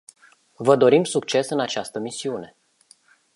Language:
Romanian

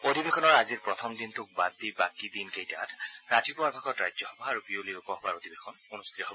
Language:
Assamese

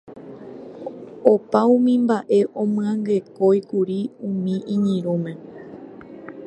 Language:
Guarani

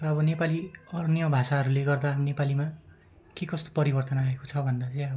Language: Nepali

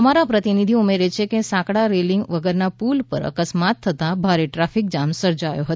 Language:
Gujarati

